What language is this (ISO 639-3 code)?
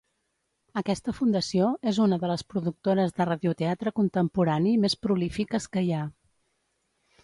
cat